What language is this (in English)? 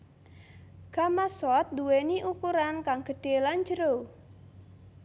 Javanese